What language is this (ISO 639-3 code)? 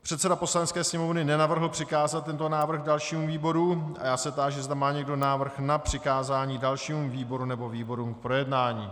ces